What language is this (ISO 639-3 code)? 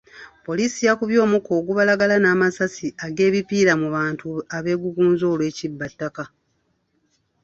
lug